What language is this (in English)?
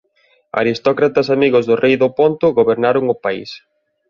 Galician